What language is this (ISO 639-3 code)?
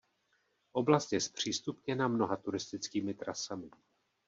ces